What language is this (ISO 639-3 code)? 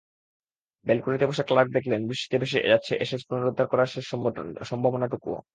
ben